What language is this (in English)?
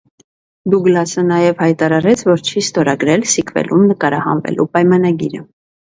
Armenian